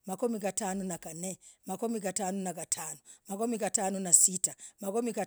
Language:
Logooli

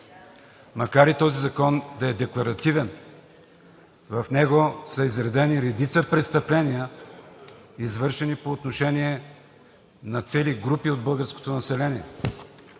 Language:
Bulgarian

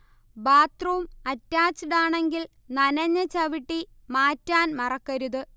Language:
Malayalam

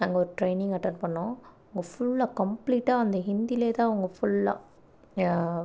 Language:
Tamil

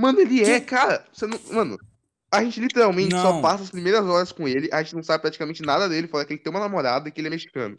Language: Portuguese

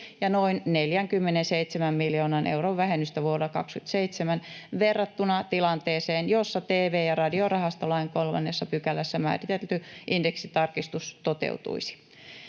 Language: Finnish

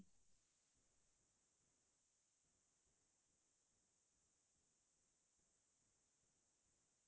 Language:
Assamese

